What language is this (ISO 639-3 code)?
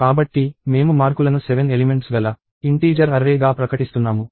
tel